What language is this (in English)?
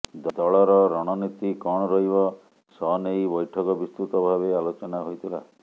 Odia